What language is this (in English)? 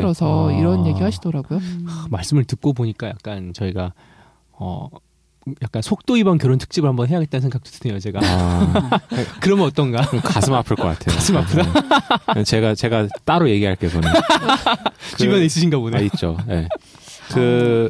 Korean